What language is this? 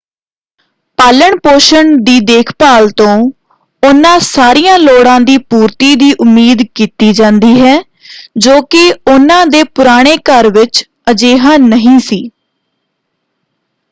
Punjabi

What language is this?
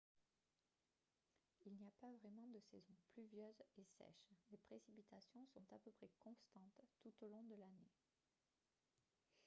French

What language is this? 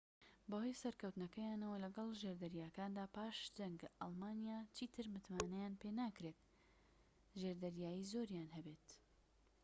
Central Kurdish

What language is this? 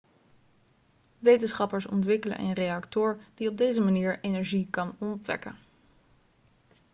Dutch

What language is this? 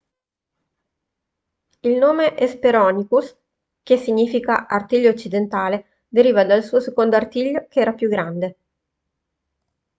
Italian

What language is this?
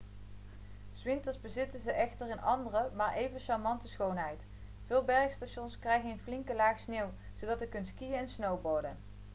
Dutch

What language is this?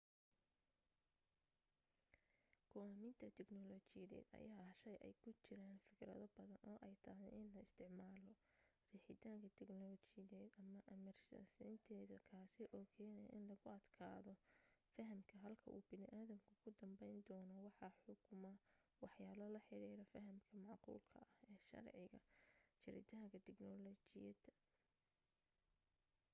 Somali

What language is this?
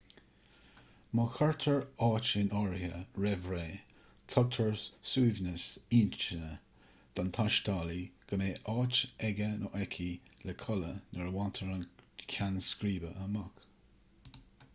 Irish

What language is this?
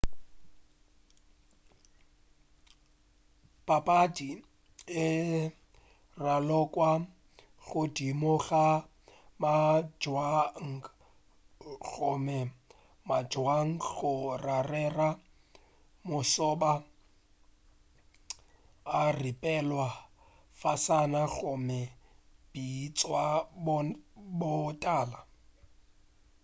Northern Sotho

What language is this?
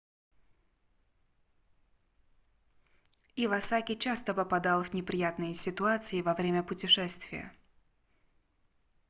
Russian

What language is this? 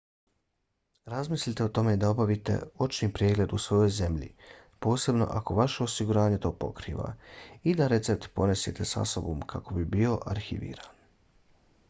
Bosnian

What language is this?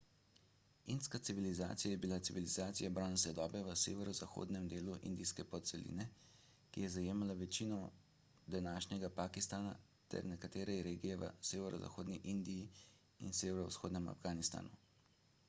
Slovenian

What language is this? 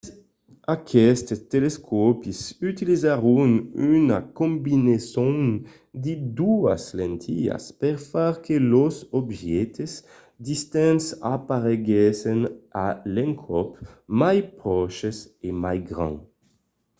Occitan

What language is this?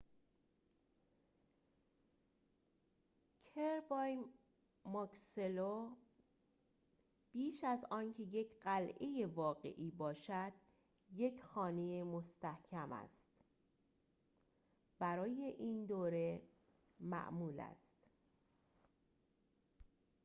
Persian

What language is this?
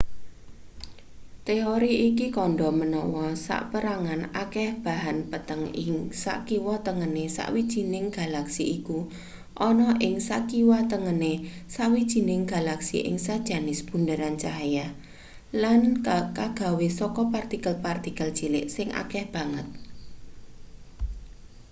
Javanese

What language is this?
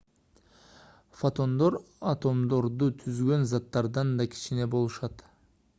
Kyrgyz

